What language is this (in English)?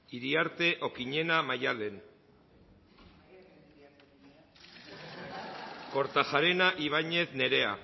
Basque